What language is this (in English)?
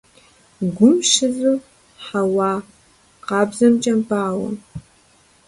Kabardian